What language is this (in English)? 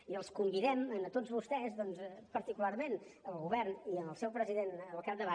Catalan